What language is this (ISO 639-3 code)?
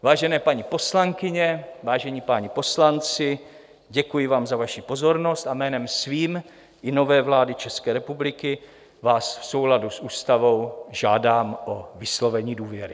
ces